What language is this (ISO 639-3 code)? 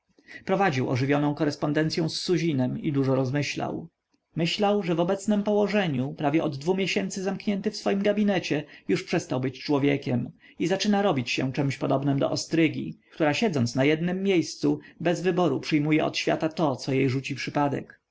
pol